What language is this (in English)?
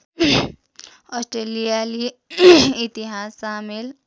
Nepali